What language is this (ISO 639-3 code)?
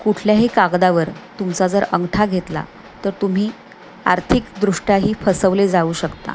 mar